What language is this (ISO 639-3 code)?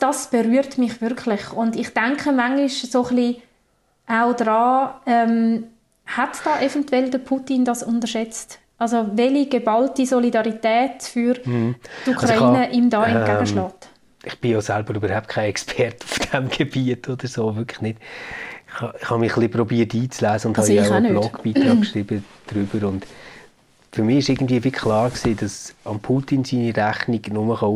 deu